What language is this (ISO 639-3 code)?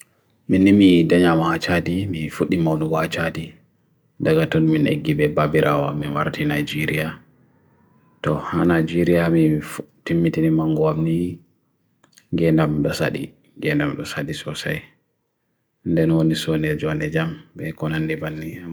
fui